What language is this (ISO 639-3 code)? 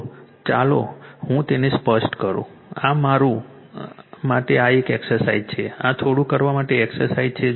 guj